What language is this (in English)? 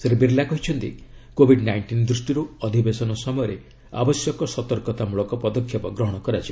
Odia